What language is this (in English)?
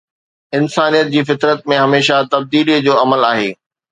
Sindhi